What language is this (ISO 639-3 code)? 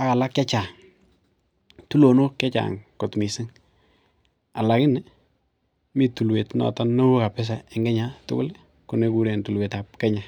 kln